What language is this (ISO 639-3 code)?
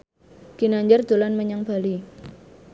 jav